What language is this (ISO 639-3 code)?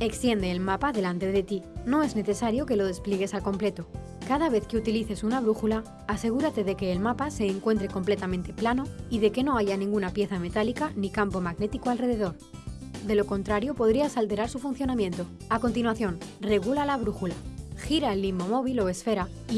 spa